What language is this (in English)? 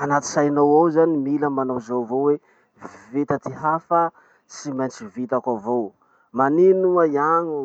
Masikoro Malagasy